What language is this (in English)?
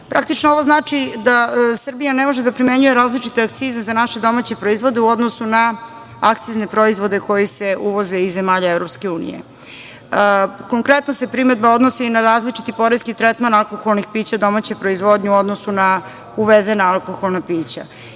Serbian